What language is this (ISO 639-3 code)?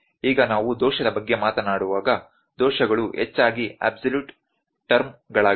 kan